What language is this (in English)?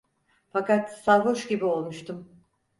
Turkish